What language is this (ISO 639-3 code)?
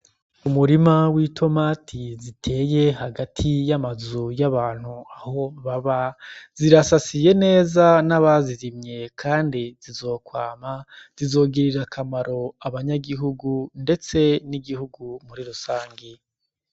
run